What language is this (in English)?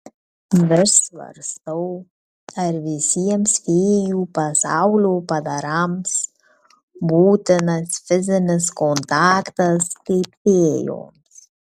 Lithuanian